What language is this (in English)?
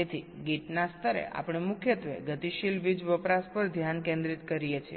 Gujarati